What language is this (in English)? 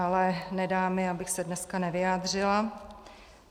Czech